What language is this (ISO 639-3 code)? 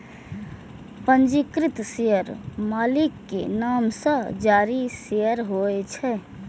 mai